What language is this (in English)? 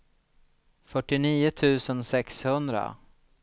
Swedish